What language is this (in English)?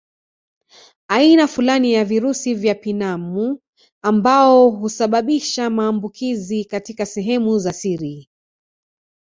Swahili